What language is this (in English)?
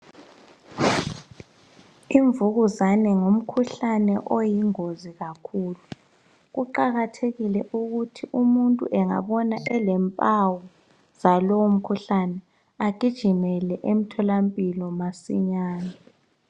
North Ndebele